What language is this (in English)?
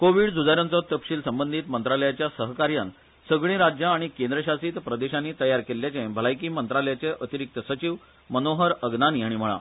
Konkani